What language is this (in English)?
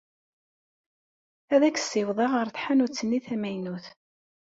Kabyle